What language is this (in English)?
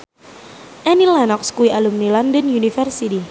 Javanese